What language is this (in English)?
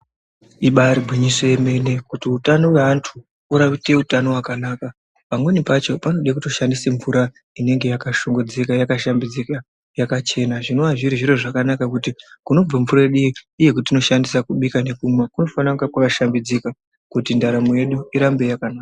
Ndau